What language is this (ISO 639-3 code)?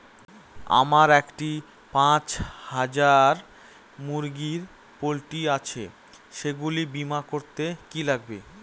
ben